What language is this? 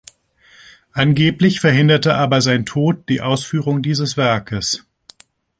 German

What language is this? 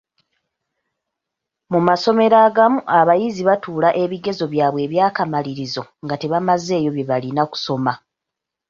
Ganda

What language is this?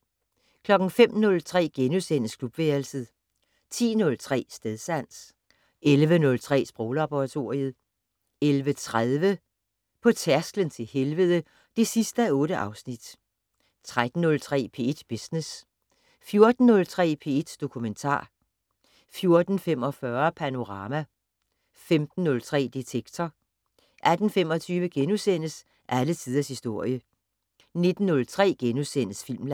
Danish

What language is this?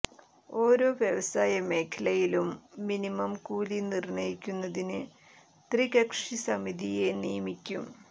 Malayalam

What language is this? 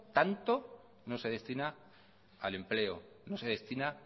Spanish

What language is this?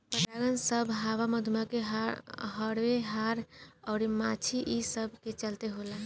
Bhojpuri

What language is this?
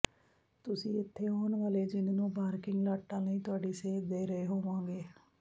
Punjabi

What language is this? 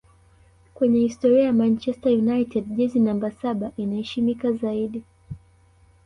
Swahili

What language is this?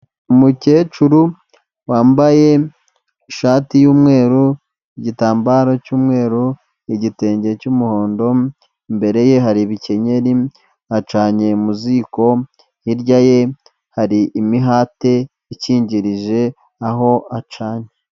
Kinyarwanda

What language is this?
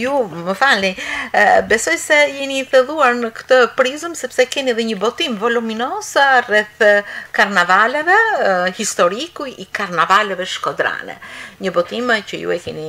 Romanian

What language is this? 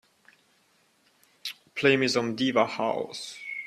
English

